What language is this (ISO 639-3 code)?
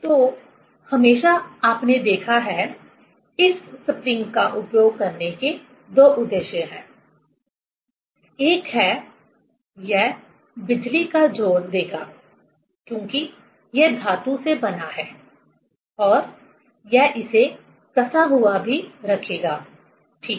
hin